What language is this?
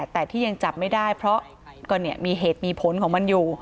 Thai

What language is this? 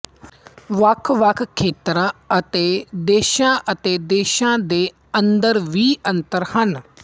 Punjabi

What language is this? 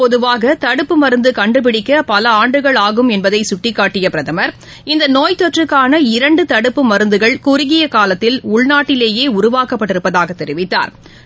Tamil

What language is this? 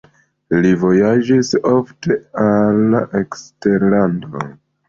Esperanto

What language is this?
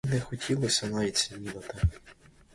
Ukrainian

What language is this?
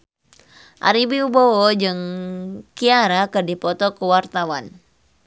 Sundanese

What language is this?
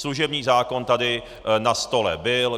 Czech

